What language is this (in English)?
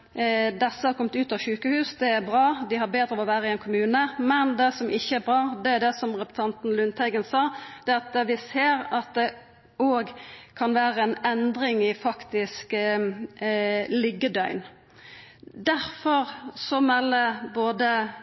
Norwegian Nynorsk